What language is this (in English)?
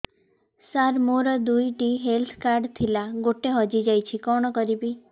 Odia